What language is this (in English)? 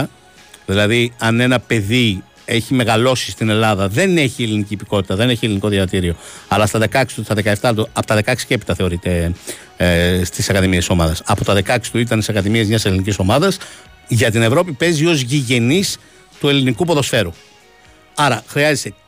Greek